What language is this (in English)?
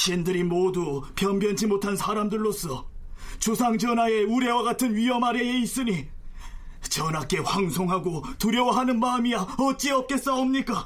Korean